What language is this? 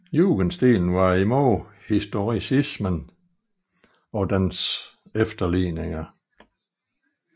Danish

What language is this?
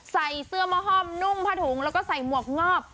Thai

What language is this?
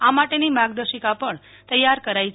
Gujarati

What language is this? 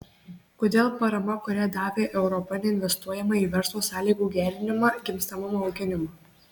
Lithuanian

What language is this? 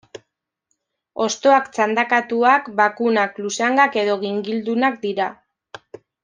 Basque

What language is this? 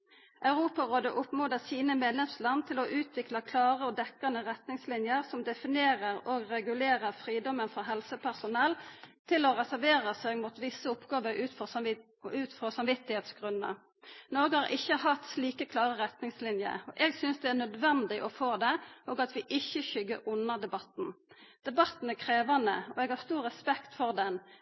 Norwegian Nynorsk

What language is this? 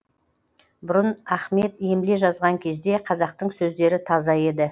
Kazakh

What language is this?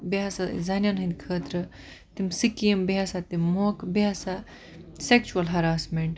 Kashmiri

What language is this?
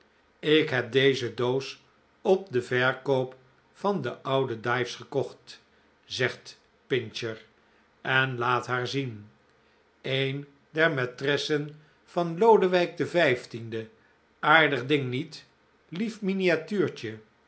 Dutch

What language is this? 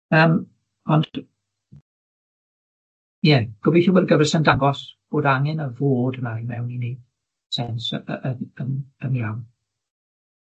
Welsh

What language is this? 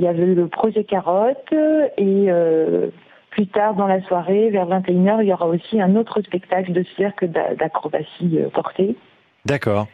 French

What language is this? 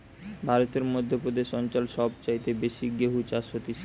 Bangla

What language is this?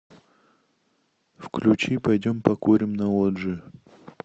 Russian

